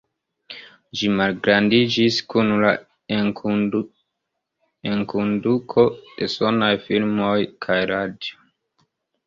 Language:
Esperanto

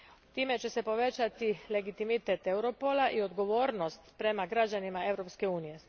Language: Croatian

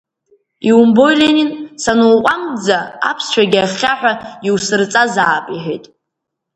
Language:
Abkhazian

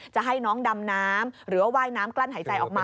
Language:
Thai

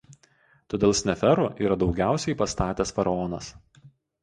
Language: Lithuanian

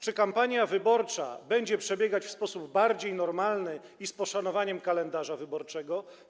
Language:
Polish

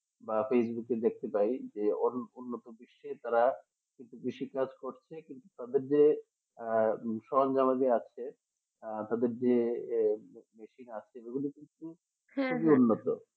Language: Bangla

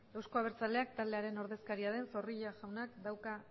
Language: Basque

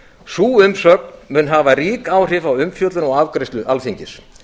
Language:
Icelandic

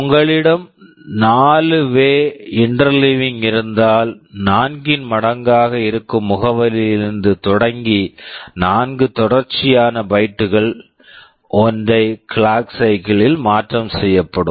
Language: Tamil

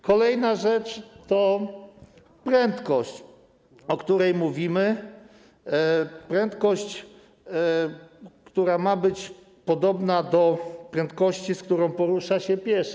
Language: Polish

